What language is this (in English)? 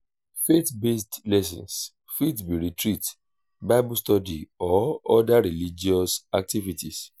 Nigerian Pidgin